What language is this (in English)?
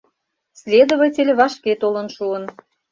Mari